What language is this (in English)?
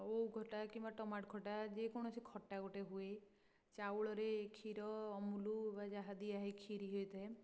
Odia